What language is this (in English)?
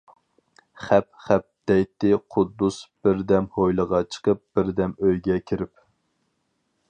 Uyghur